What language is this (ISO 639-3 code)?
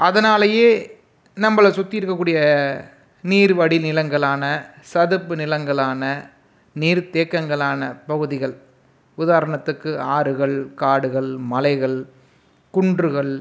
tam